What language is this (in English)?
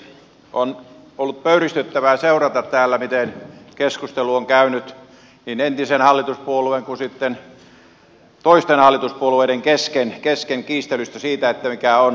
Finnish